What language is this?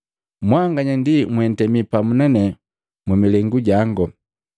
Matengo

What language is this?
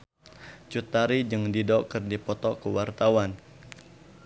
Sundanese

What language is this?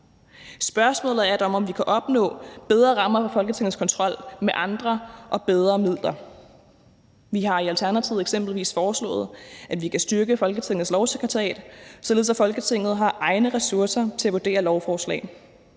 Danish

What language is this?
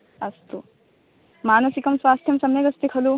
Sanskrit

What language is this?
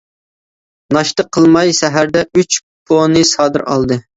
Uyghur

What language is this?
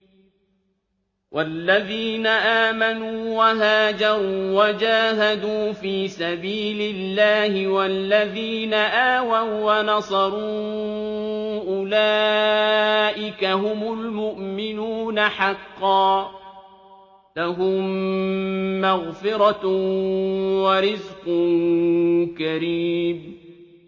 Arabic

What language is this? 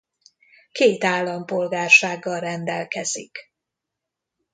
Hungarian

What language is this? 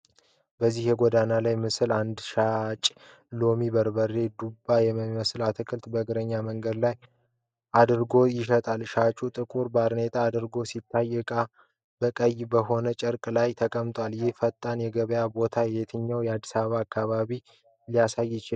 Amharic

